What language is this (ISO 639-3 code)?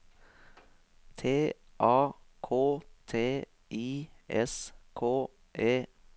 nor